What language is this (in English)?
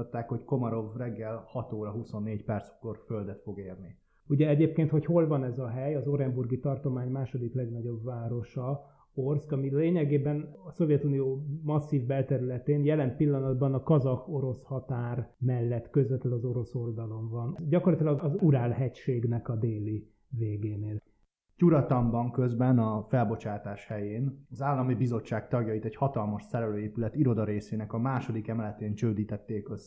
Hungarian